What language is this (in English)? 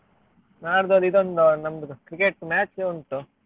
Kannada